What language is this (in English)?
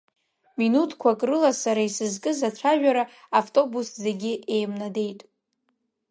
Abkhazian